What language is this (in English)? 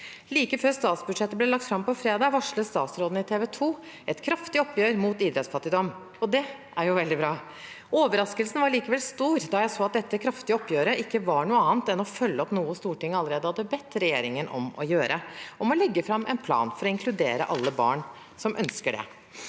Norwegian